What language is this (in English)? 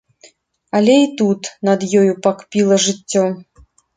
Belarusian